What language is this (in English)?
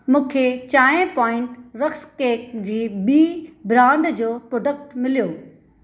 Sindhi